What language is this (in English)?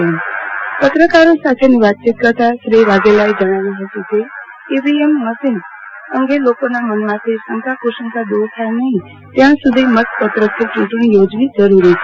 Gujarati